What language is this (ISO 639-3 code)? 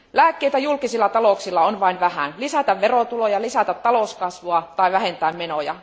fin